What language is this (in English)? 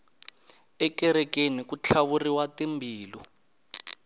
Tsonga